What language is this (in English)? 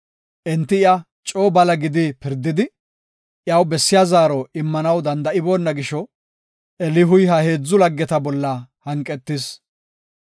Gofa